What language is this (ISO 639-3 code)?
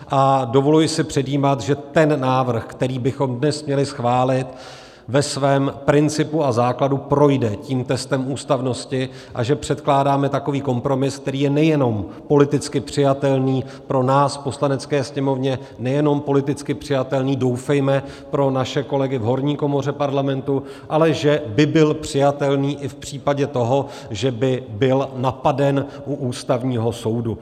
ces